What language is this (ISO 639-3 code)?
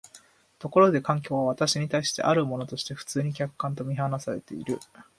jpn